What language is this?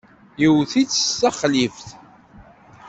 Kabyle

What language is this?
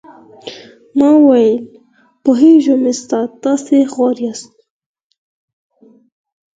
Pashto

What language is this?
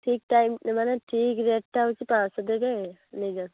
Odia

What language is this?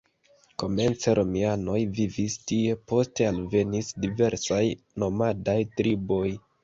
Esperanto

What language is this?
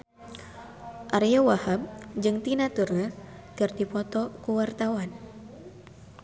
Sundanese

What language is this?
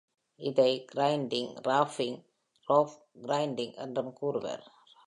Tamil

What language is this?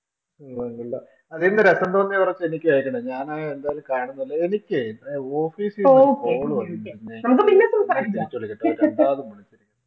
Malayalam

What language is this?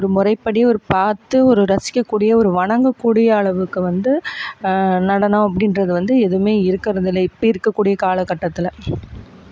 Tamil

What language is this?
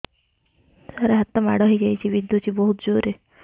Odia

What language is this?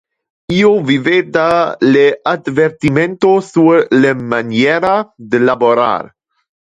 Interlingua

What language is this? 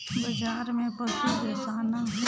Chhattisgarhi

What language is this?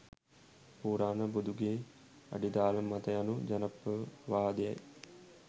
Sinhala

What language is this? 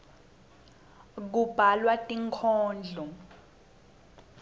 Swati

